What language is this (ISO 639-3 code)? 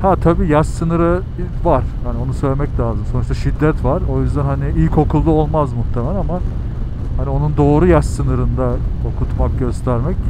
tur